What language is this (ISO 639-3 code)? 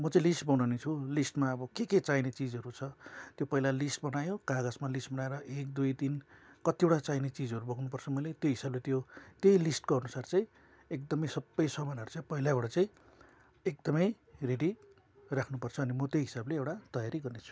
nep